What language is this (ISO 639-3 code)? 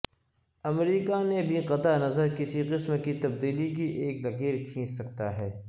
urd